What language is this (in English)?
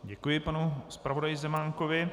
Czech